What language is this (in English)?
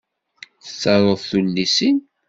Kabyle